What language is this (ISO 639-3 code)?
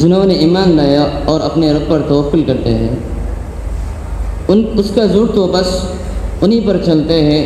ara